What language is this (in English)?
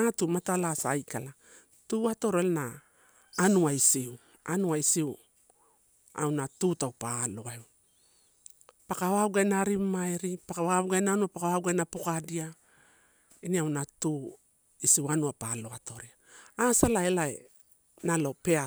Torau